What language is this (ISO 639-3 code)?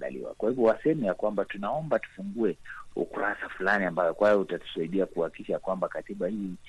swa